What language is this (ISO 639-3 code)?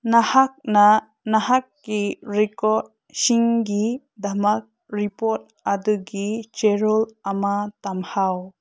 mni